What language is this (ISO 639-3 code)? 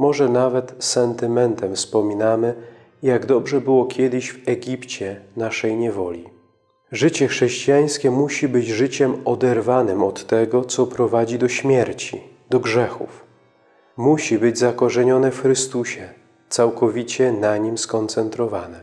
pol